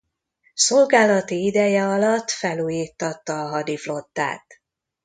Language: Hungarian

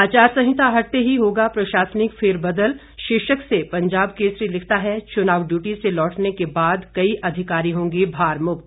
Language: Hindi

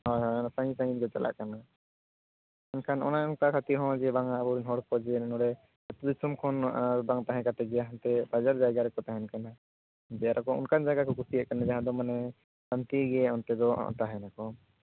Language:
Santali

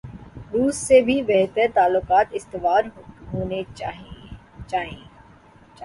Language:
Urdu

